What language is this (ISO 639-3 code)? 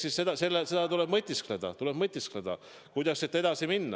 est